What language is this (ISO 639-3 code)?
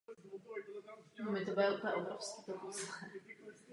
ces